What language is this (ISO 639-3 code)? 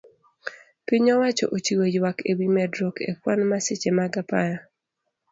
luo